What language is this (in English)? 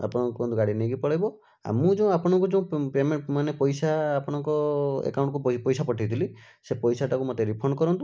Odia